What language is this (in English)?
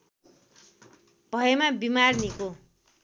Nepali